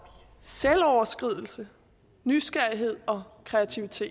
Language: Danish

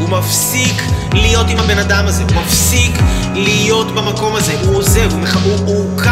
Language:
Hebrew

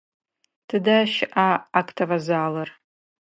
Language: Adyghe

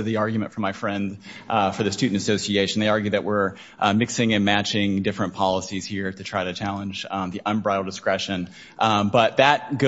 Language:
English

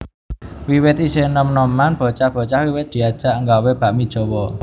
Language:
Javanese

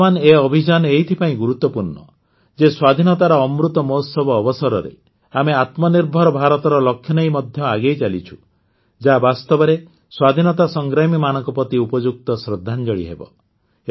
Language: Odia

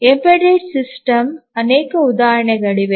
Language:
Kannada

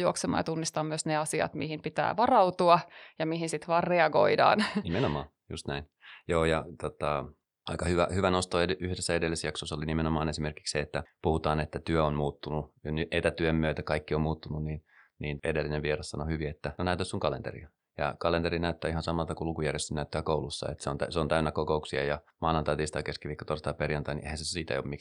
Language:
Finnish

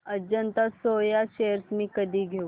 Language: Marathi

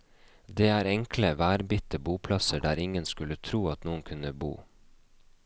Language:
Norwegian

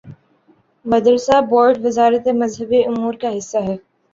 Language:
Urdu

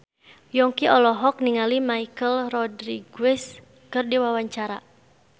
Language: Sundanese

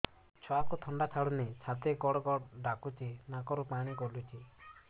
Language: Odia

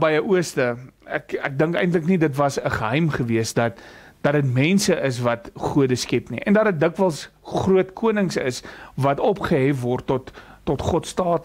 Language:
Dutch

